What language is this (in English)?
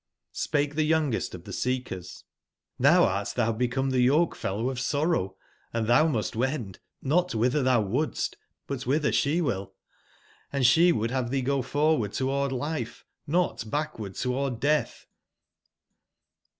English